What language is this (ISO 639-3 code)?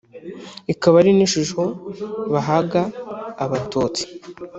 kin